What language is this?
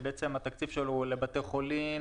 Hebrew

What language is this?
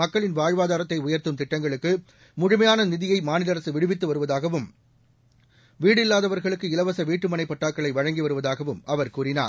Tamil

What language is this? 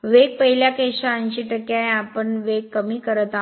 Marathi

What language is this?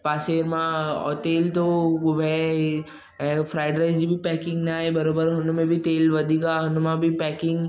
Sindhi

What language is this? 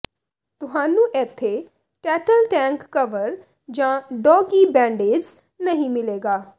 Punjabi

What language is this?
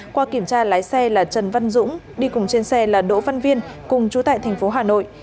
Vietnamese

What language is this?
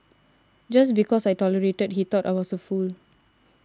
English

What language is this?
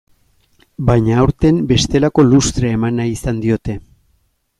Basque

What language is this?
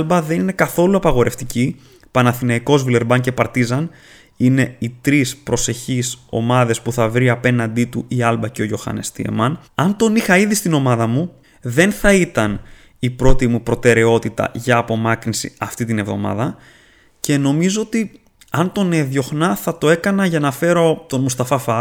Greek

